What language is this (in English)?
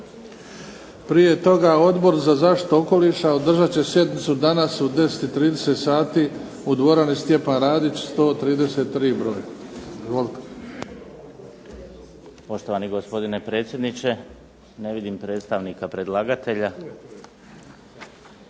Croatian